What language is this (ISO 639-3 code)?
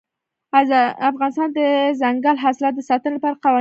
pus